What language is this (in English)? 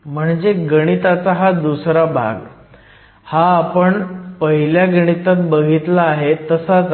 Marathi